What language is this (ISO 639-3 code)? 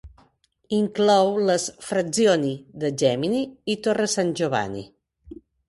cat